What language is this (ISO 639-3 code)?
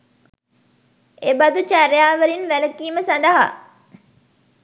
sin